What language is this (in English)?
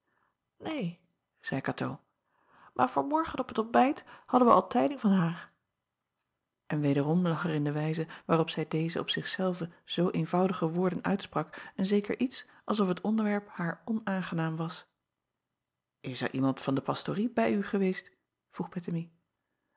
Dutch